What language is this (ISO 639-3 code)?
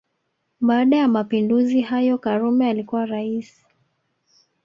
swa